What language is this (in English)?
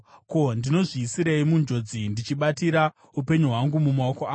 Shona